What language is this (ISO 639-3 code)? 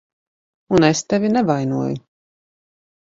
lav